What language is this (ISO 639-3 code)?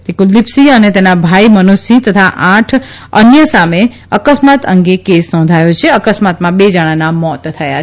guj